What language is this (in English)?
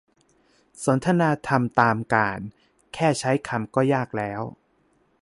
Thai